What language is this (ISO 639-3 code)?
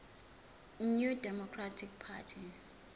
zul